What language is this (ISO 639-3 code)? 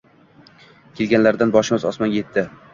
uzb